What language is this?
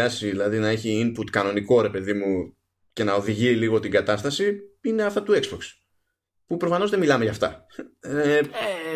Greek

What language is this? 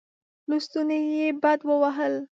Pashto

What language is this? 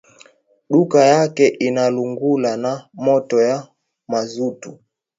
Swahili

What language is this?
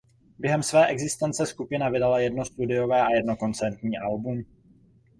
Czech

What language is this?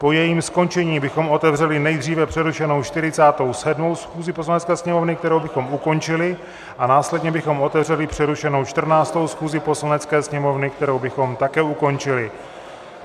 Czech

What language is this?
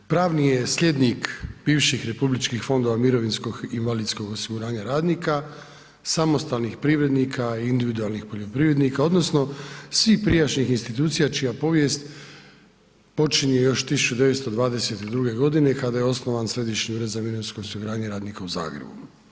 Croatian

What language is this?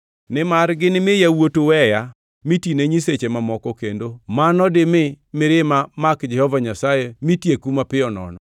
Luo (Kenya and Tanzania)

